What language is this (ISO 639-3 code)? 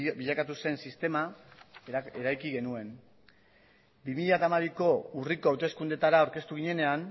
eus